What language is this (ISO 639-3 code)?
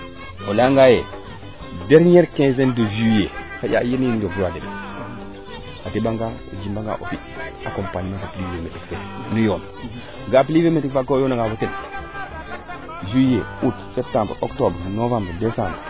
srr